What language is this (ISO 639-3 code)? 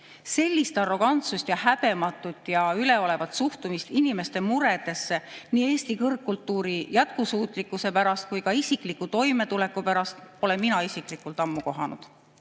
est